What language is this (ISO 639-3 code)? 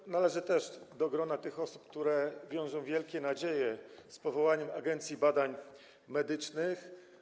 pol